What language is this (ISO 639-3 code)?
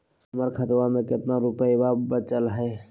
mag